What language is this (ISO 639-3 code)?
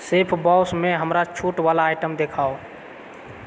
mai